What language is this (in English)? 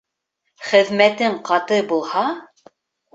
Bashkir